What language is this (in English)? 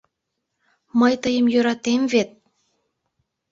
Mari